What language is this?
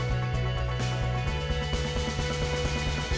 Indonesian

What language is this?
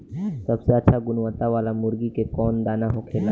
Bhojpuri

